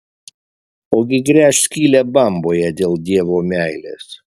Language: Lithuanian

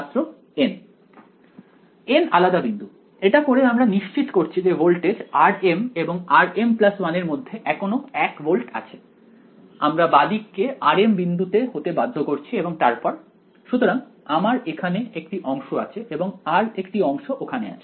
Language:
Bangla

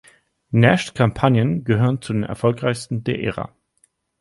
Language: German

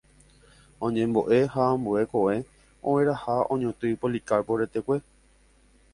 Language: Guarani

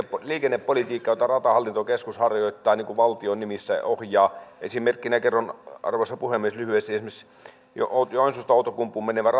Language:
Finnish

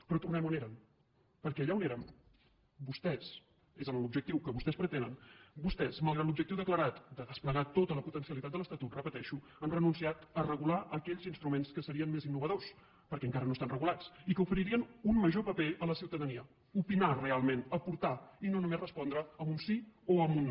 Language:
Catalan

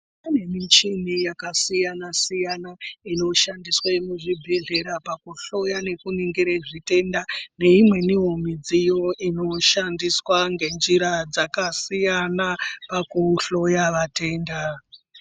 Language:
Ndau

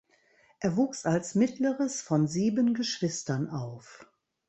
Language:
German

